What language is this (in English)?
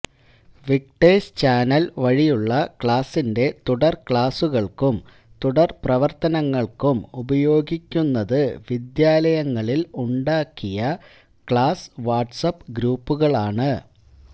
Malayalam